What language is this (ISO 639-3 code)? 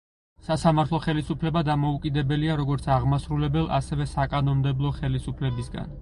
kat